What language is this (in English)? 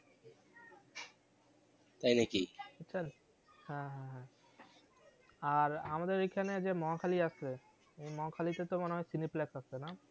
Bangla